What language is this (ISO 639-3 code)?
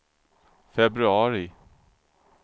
swe